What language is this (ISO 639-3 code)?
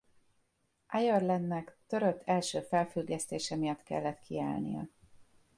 hun